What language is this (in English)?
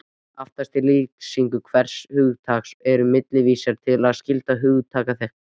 Icelandic